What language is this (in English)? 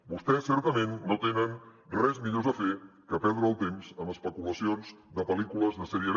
Catalan